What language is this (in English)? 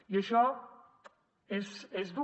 Catalan